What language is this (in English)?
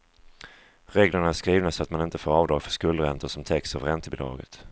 Swedish